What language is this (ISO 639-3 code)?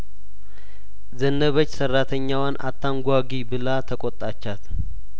amh